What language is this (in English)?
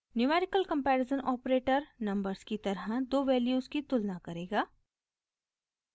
Hindi